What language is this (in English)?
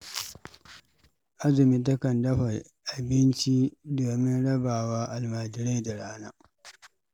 Hausa